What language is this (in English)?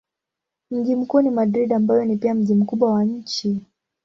Swahili